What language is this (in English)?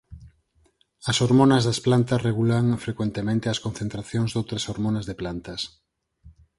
Galician